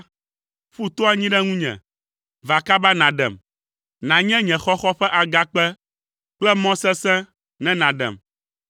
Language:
Ewe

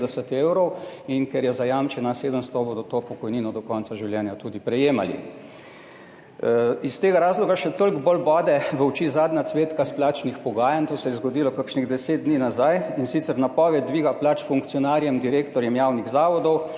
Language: Slovenian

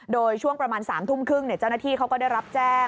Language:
Thai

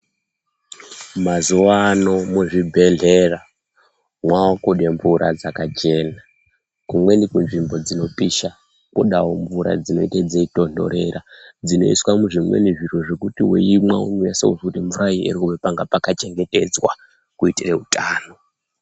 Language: Ndau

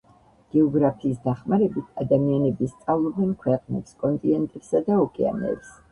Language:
Georgian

